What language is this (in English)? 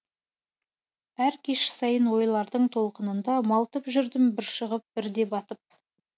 Kazakh